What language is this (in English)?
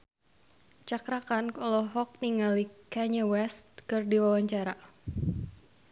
Sundanese